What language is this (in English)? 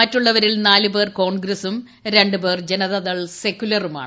Malayalam